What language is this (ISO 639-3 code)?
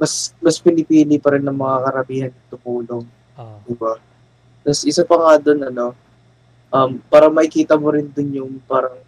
fil